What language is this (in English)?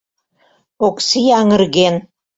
Mari